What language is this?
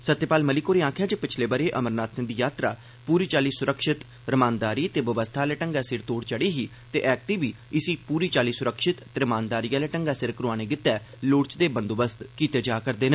Dogri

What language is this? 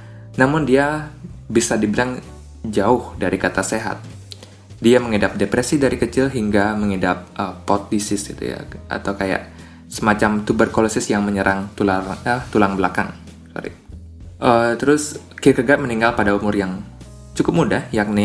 Indonesian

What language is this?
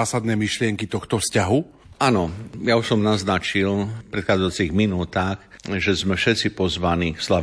Slovak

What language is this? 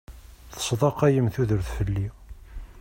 Kabyle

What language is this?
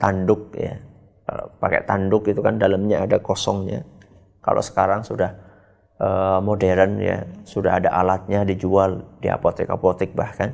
Indonesian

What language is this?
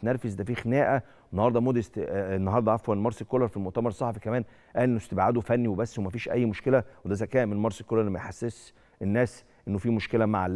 Arabic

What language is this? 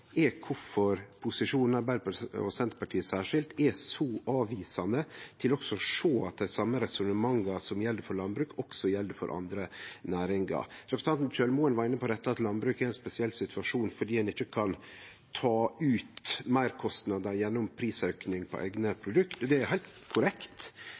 Norwegian Nynorsk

